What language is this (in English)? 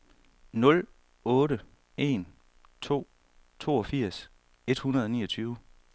Danish